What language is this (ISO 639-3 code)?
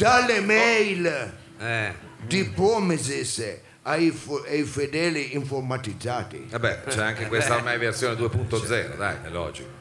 ita